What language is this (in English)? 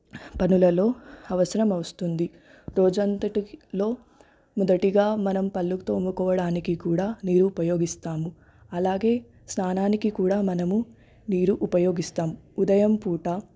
Telugu